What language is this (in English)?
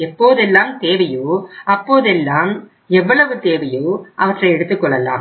Tamil